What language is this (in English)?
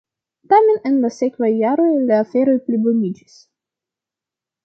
Esperanto